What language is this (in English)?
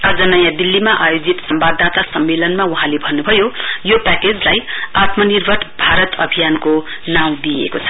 Nepali